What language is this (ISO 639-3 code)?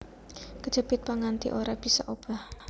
jav